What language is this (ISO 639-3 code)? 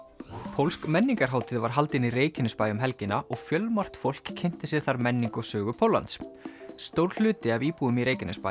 isl